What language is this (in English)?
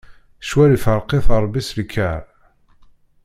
Kabyle